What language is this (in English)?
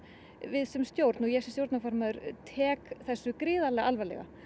Icelandic